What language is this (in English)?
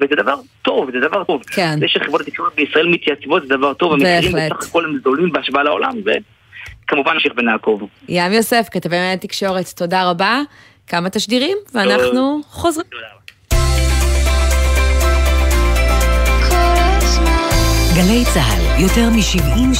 Hebrew